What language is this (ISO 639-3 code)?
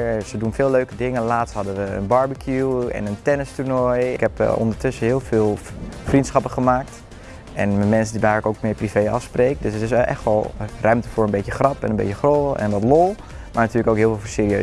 nld